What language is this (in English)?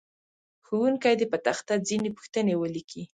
Pashto